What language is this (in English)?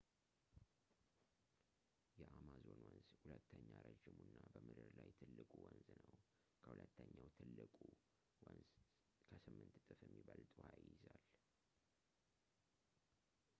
Amharic